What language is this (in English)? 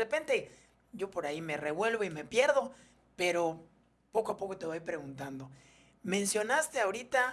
Spanish